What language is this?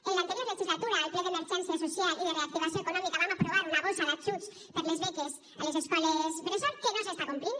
Catalan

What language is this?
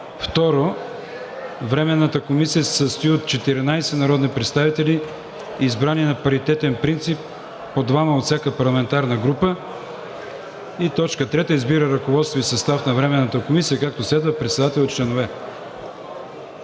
Bulgarian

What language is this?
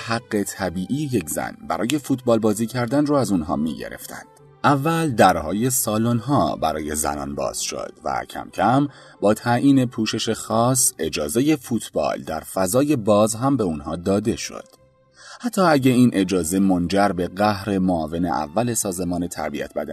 Persian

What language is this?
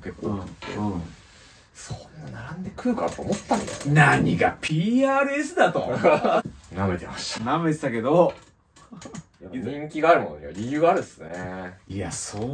Japanese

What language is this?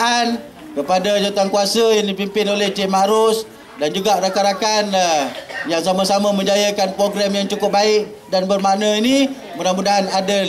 Malay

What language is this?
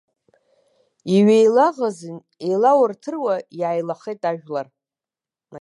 Abkhazian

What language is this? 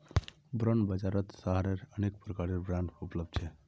Magahi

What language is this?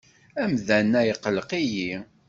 Kabyle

